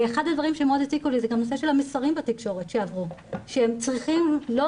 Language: Hebrew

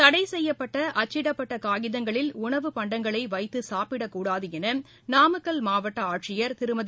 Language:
Tamil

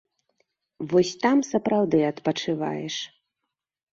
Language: Belarusian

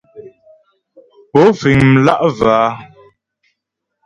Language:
Ghomala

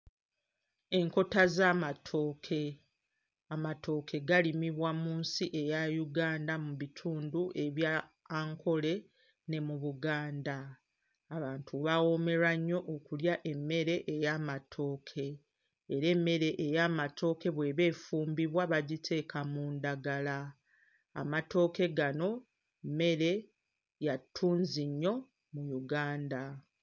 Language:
Ganda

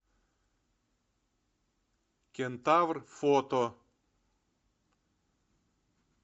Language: Russian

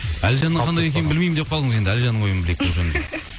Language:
Kazakh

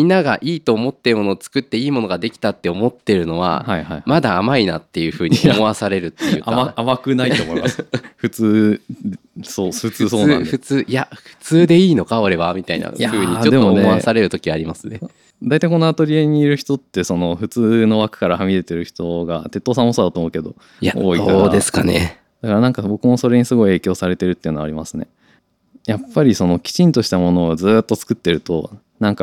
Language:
Japanese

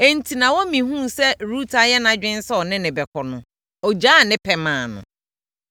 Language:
Akan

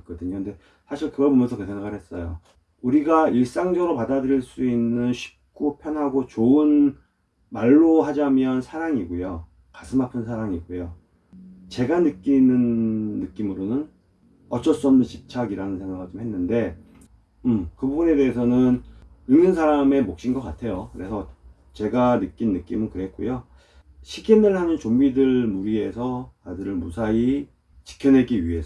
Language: Korean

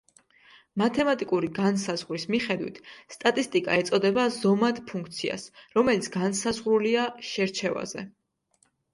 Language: Georgian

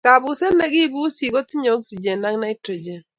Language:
Kalenjin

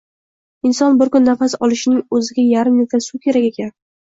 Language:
Uzbek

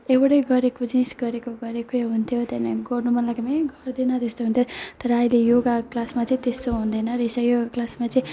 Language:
Nepali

